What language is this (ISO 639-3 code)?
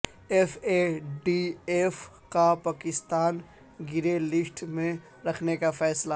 urd